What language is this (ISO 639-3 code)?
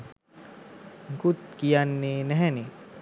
sin